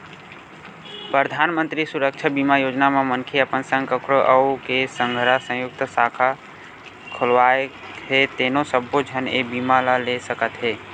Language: Chhattisgarhi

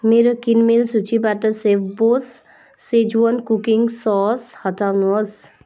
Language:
Nepali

